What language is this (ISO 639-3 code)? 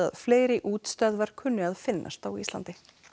isl